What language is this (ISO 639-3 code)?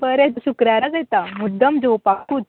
kok